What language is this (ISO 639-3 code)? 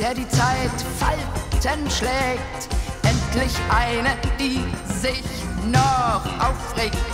deu